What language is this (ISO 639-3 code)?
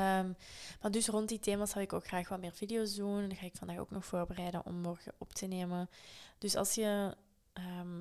nld